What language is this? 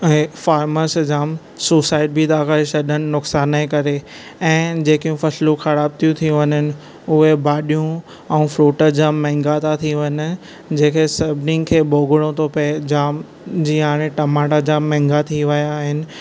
Sindhi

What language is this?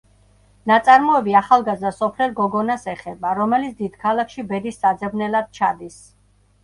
Georgian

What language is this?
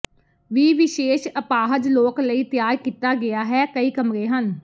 Punjabi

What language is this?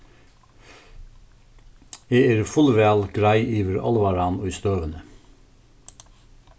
Faroese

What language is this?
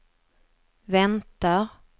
Swedish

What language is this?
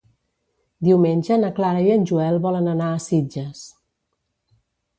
Catalan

